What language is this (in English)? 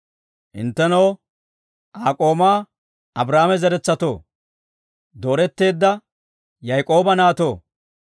Dawro